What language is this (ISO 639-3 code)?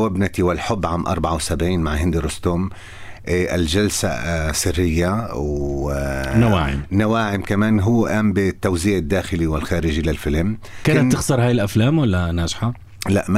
ara